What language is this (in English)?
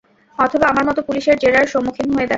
Bangla